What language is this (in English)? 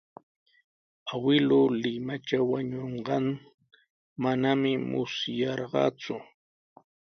Sihuas Ancash Quechua